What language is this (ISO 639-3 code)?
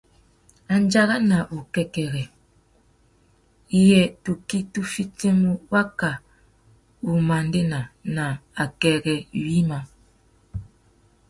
bag